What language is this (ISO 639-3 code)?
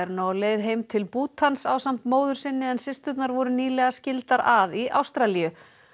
isl